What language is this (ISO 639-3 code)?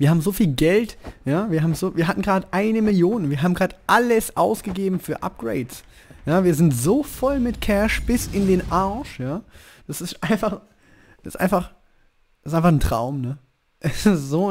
deu